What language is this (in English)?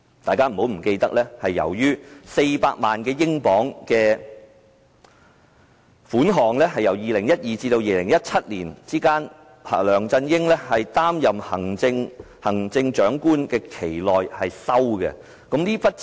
Cantonese